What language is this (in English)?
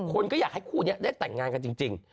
Thai